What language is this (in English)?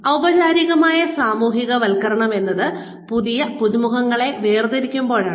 Malayalam